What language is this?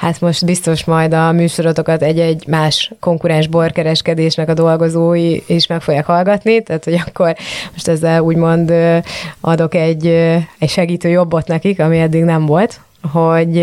Hungarian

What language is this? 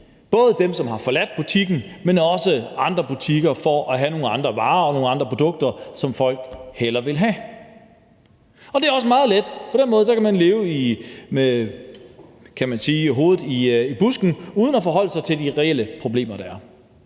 Danish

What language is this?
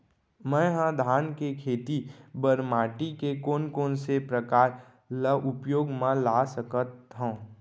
Chhattisgarhi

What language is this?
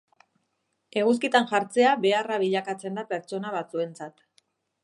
Basque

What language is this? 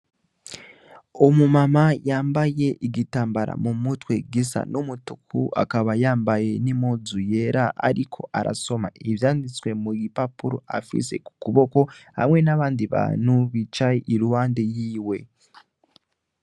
Rundi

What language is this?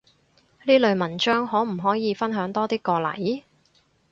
Cantonese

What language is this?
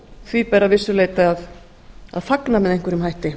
Icelandic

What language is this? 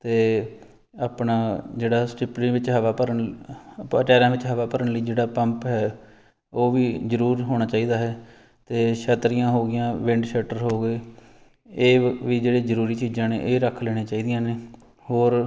Punjabi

